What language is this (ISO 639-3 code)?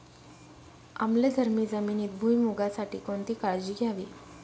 mar